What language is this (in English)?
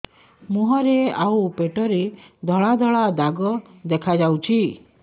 Odia